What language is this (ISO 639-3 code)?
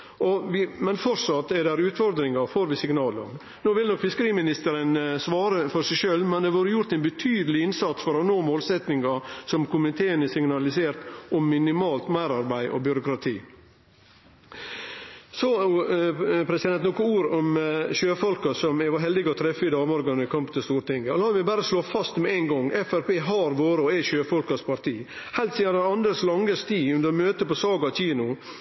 nno